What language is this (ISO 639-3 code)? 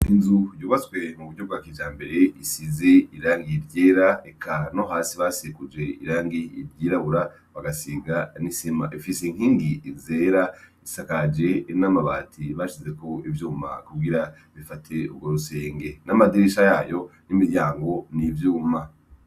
run